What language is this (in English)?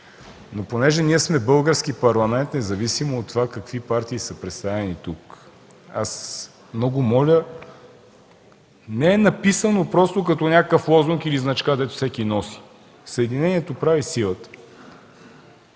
Bulgarian